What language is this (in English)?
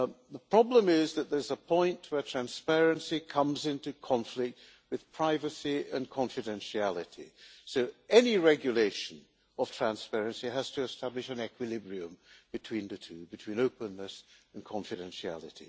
English